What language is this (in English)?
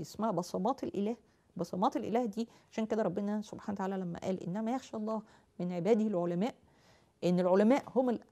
Arabic